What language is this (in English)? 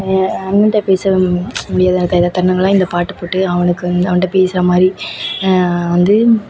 Tamil